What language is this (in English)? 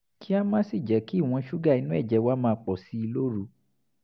Yoruba